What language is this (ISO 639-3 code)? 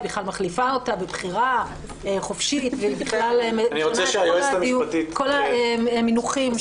heb